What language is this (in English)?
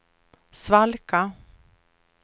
Swedish